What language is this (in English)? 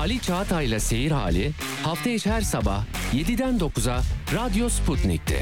Turkish